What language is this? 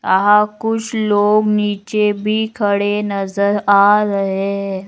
Magahi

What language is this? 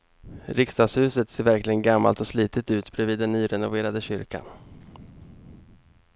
Swedish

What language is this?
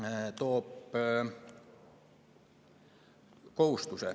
Estonian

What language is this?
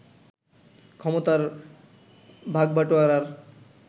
Bangla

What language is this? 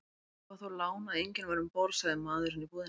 Icelandic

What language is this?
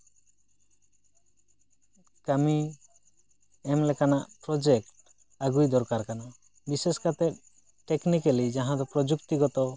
Santali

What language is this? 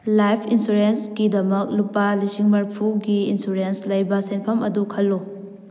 Manipuri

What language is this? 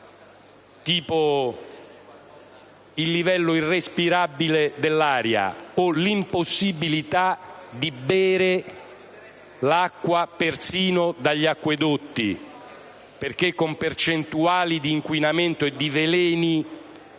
Italian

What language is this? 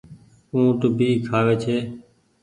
Goaria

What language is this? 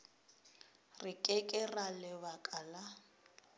Northern Sotho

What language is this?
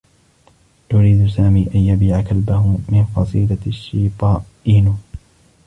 Arabic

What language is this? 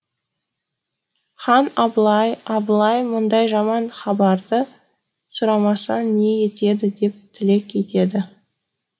Kazakh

